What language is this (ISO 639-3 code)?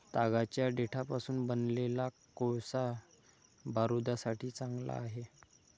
mar